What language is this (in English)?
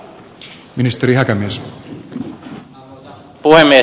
Finnish